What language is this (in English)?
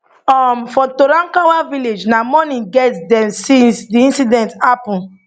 Nigerian Pidgin